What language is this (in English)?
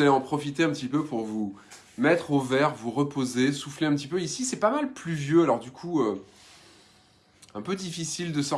French